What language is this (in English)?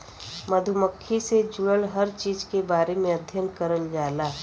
Bhojpuri